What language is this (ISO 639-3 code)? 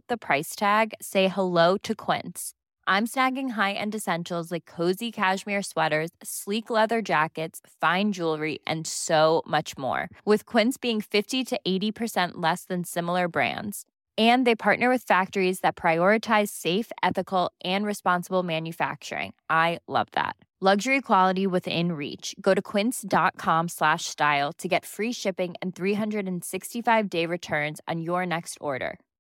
fil